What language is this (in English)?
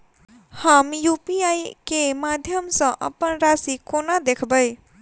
Maithili